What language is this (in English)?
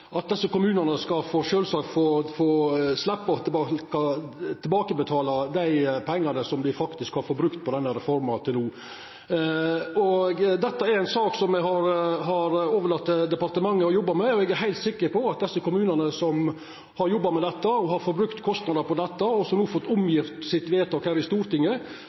Norwegian Nynorsk